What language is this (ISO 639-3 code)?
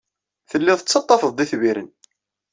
kab